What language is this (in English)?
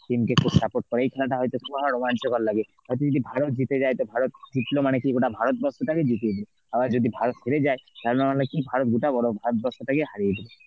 Bangla